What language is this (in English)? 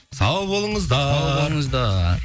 Kazakh